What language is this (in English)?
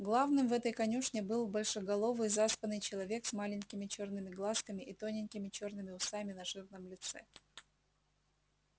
Russian